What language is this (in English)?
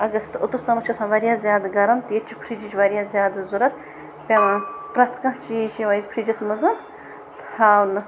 Kashmiri